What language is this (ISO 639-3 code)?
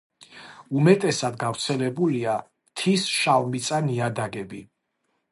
kat